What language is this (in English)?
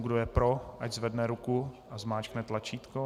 Czech